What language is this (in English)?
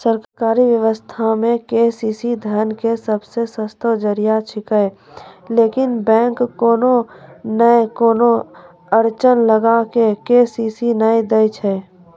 Maithili